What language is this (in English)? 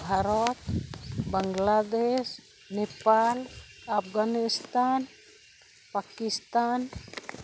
Santali